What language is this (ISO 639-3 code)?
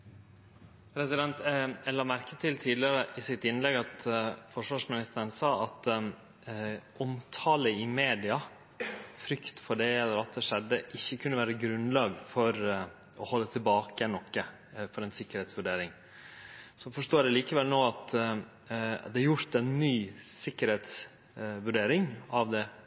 nno